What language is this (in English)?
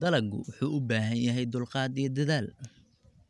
Somali